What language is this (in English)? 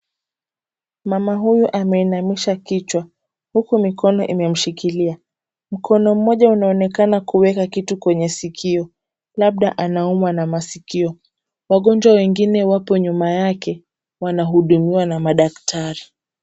Swahili